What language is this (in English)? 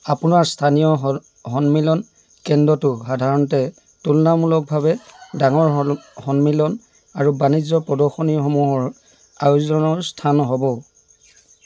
Assamese